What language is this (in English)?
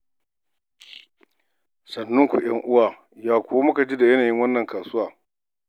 Hausa